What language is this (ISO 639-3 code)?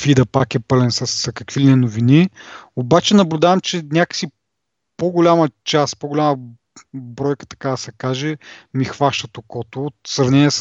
bul